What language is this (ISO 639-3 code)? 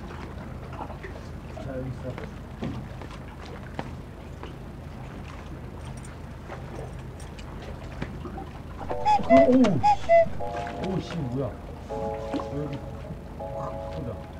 kor